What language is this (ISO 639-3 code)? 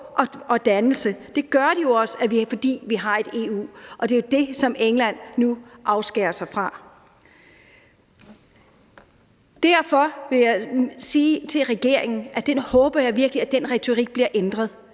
dan